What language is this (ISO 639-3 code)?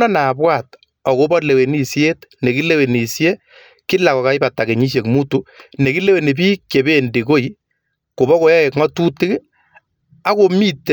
kln